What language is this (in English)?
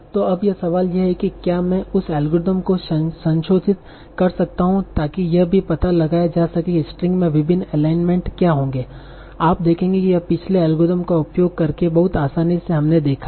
Hindi